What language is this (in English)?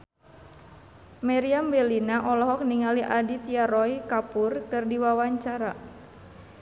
Sundanese